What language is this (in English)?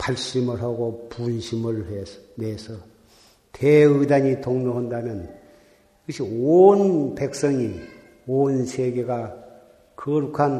Korean